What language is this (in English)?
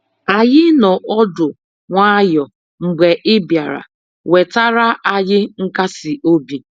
Igbo